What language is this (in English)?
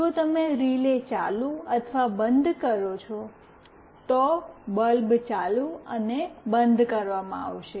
Gujarati